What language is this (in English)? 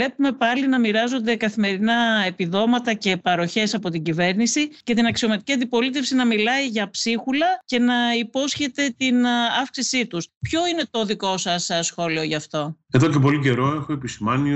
Greek